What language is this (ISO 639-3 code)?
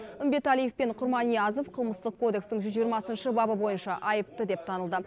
kaz